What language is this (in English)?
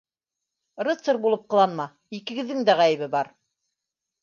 Bashkir